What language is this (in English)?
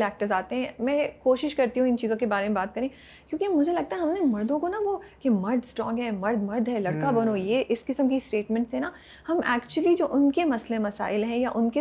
Urdu